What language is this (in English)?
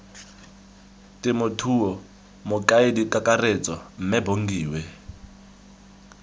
Tswana